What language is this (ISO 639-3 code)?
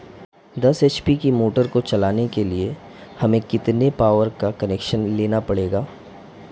hin